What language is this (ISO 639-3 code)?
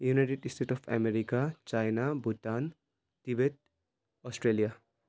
nep